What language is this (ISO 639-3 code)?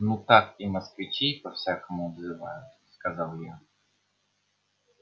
rus